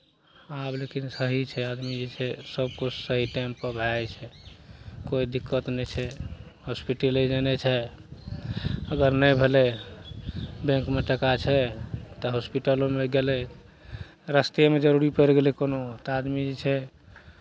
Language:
Maithili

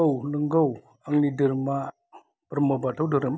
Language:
Bodo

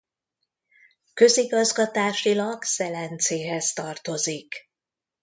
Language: Hungarian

